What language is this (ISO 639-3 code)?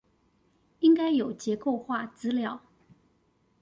zho